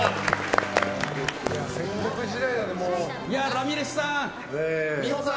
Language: Japanese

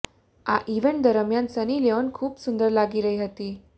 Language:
Gujarati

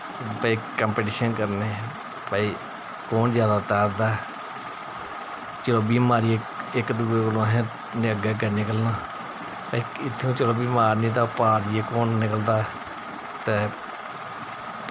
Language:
Dogri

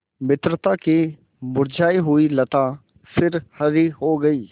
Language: Hindi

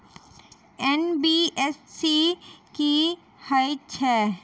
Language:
Maithili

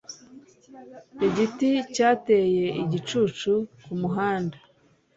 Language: Kinyarwanda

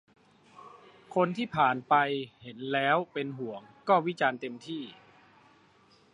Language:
Thai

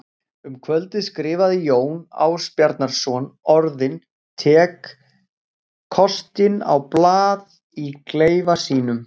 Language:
Icelandic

